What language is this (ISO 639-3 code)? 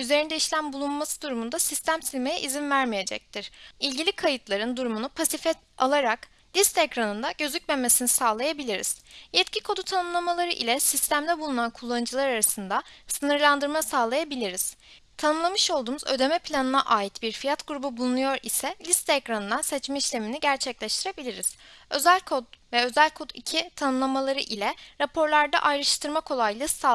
tur